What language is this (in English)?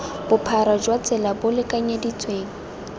Tswana